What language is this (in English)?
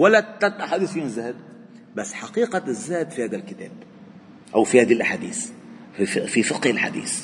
Arabic